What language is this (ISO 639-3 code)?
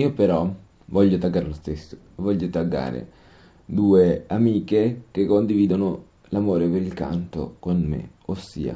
ita